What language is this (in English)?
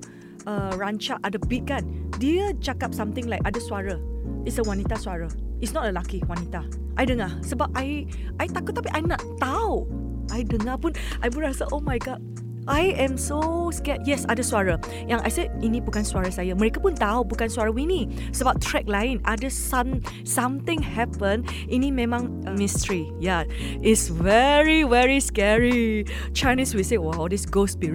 Malay